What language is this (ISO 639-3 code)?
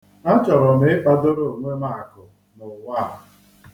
ibo